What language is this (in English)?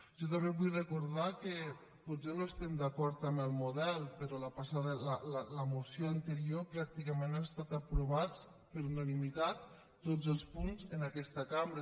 Catalan